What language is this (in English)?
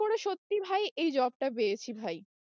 Bangla